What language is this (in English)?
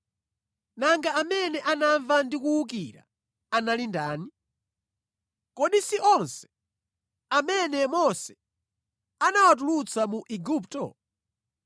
Nyanja